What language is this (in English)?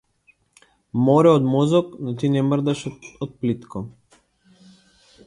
Macedonian